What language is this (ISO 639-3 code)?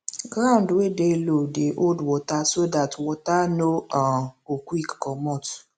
pcm